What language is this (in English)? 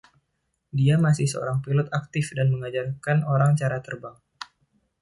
Indonesian